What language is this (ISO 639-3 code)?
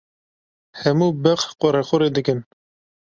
kur